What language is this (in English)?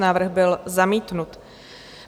Czech